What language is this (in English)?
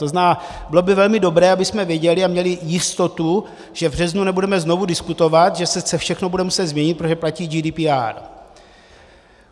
Czech